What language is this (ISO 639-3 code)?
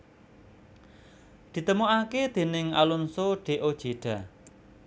jav